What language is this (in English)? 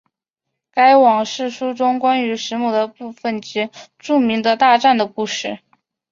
Chinese